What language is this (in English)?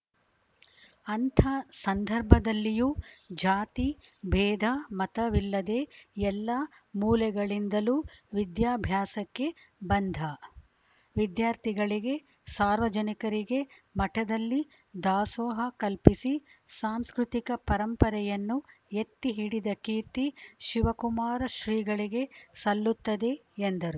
Kannada